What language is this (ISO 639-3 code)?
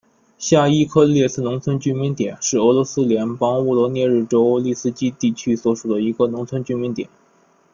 zho